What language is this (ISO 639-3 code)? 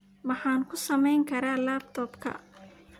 som